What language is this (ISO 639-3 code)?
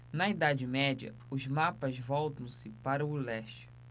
por